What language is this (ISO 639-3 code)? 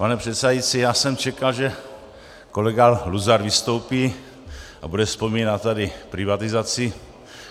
ces